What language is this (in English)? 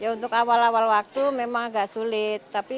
Indonesian